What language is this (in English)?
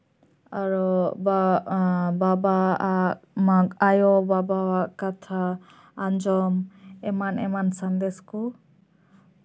Santali